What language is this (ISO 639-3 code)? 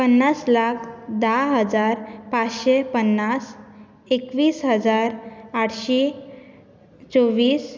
kok